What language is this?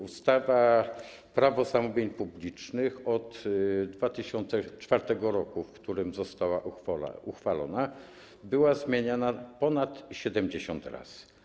Polish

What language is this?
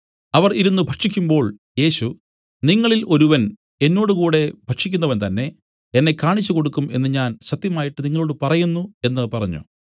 Malayalam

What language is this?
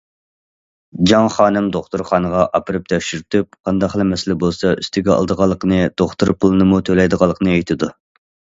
Uyghur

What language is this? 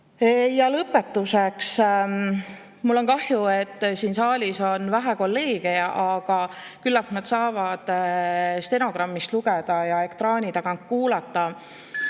Estonian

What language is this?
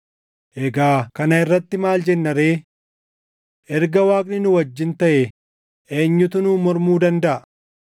Oromo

